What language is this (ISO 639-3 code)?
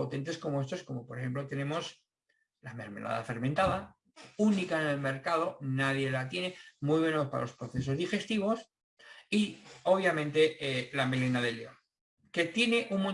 spa